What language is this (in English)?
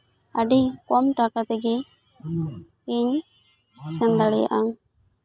Santali